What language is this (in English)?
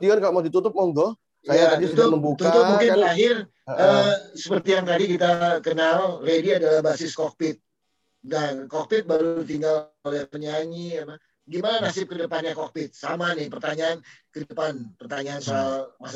Indonesian